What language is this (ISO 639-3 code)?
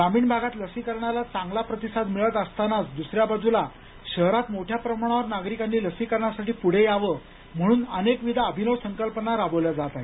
mar